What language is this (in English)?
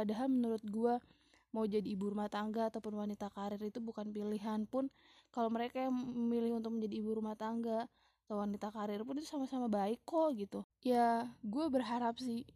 Indonesian